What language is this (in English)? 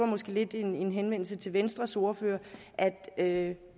Danish